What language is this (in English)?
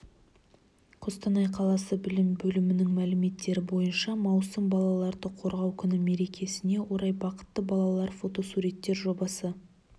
Kazakh